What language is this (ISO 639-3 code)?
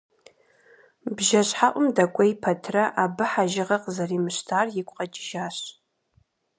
kbd